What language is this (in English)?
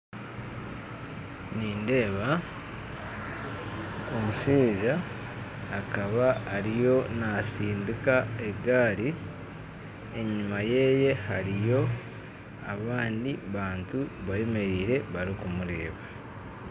Nyankole